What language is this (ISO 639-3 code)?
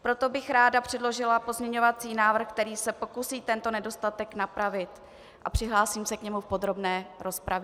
ces